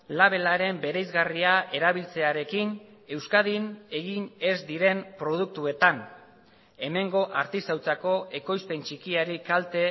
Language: Basque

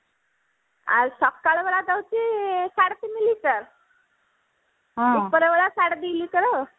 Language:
Odia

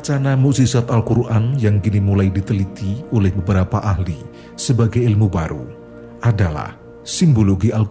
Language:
Indonesian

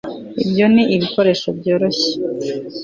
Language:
Kinyarwanda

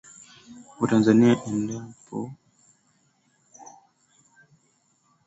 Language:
Swahili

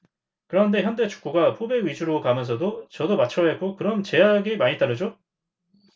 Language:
Korean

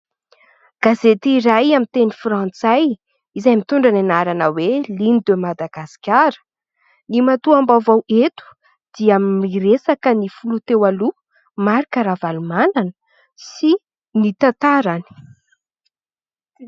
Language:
Malagasy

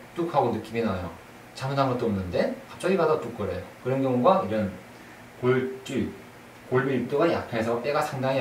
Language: Korean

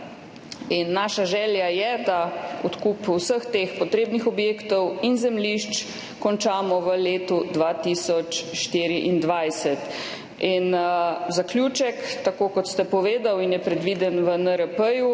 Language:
Slovenian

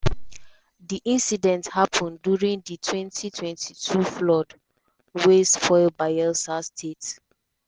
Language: Nigerian Pidgin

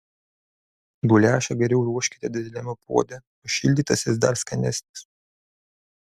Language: Lithuanian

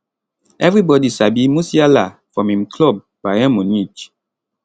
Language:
Nigerian Pidgin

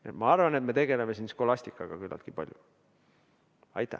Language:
Estonian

